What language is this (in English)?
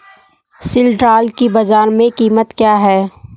Hindi